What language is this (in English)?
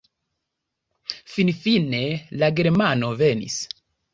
Esperanto